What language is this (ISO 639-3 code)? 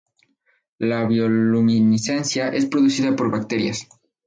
spa